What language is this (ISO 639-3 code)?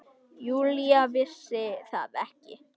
isl